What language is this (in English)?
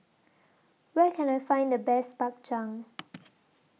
English